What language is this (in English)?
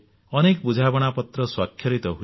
Odia